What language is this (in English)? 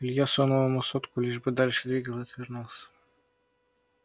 Russian